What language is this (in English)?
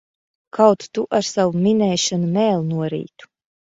Latvian